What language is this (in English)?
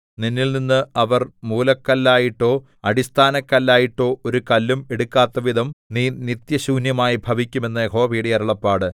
Malayalam